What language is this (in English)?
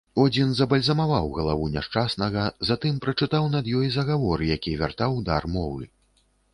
Belarusian